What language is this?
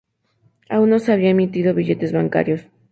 Spanish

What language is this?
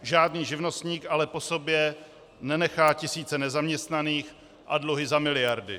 Czech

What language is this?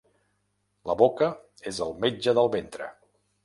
Catalan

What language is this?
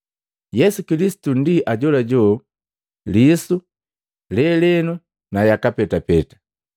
Matengo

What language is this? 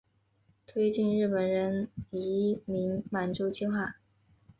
Chinese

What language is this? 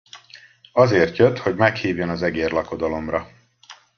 Hungarian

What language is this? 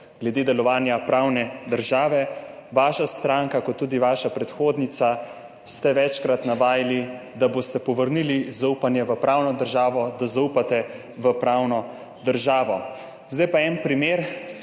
Slovenian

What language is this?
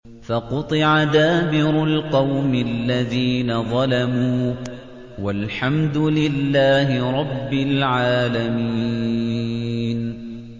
Arabic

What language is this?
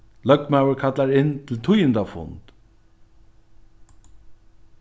Faroese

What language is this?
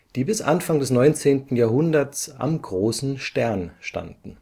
German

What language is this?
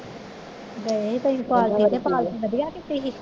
Punjabi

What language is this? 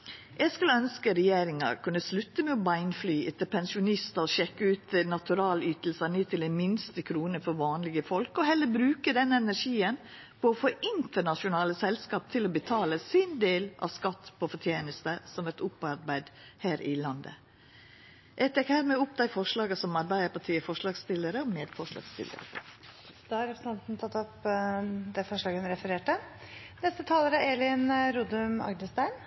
Norwegian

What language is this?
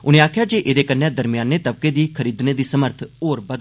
Dogri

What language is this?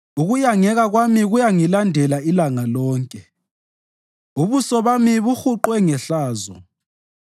North Ndebele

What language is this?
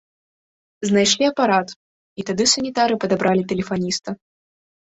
Belarusian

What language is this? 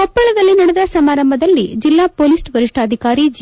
Kannada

